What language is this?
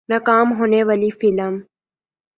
Urdu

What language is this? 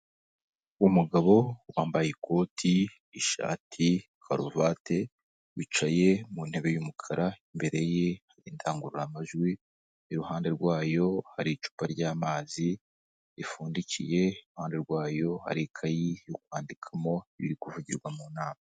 Kinyarwanda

